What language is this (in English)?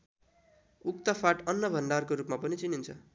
Nepali